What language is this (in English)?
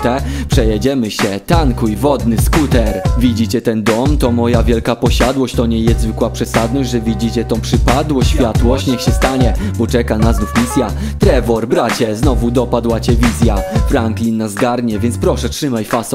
Polish